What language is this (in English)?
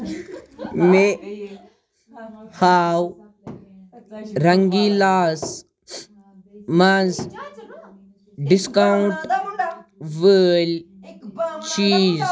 Kashmiri